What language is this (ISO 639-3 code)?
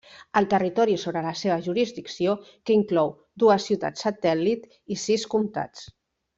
cat